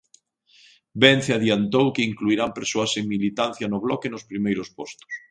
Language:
Galician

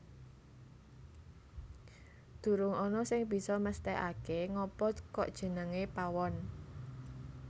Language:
Javanese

